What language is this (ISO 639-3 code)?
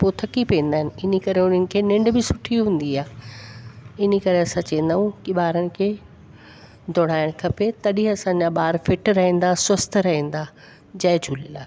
snd